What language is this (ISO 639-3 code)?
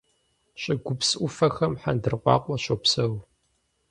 kbd